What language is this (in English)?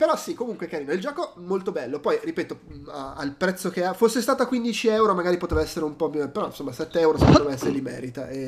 Italian